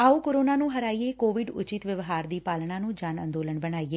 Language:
Punjabi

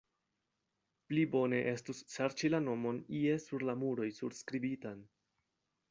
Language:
Esperanto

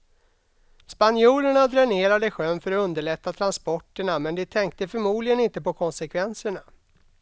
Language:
Swedish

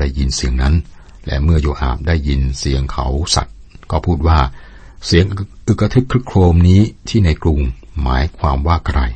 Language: Thai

